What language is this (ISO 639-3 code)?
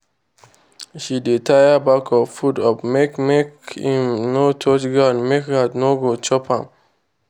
pcm